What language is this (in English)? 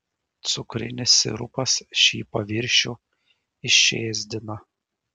Lithuanian